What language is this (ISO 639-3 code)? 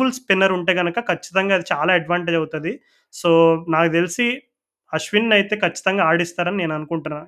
tel